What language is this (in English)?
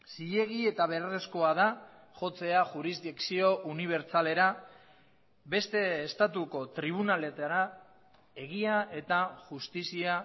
Basque